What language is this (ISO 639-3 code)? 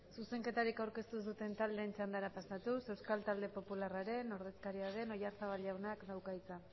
eus